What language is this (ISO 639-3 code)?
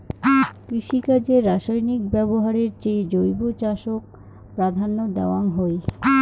ben